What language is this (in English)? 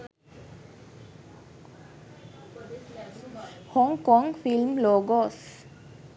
Sinhala